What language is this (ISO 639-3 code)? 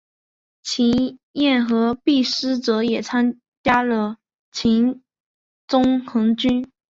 zho